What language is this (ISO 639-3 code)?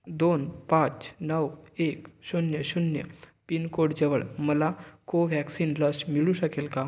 mar